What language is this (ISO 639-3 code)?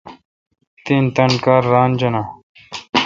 xka